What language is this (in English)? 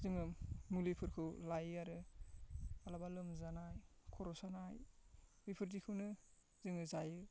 Bodo